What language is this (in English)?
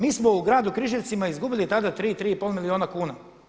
Croatian